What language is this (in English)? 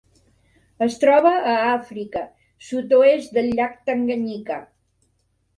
Catalan